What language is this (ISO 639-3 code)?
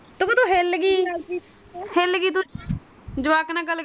pan